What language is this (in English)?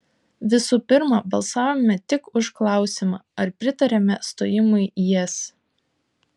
Lithuanian